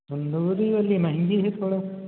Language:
Hindi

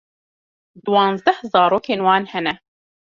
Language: Kurdish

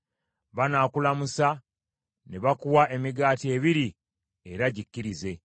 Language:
Ganda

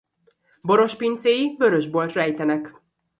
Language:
Hungarian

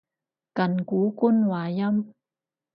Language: Cantonese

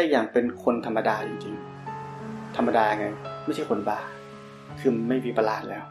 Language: Thai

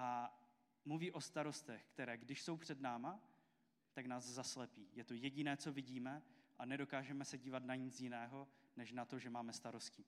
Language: Czech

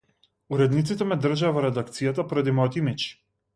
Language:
Macedonian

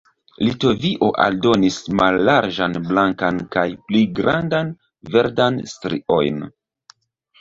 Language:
Esperanto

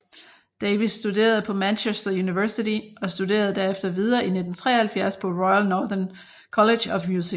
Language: Danish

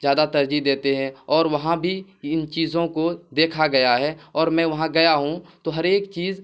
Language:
Urdu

